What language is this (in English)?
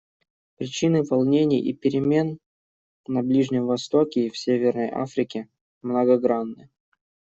Russian